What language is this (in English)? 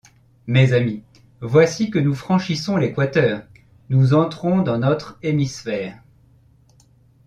French